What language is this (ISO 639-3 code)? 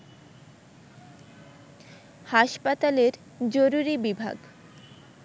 ben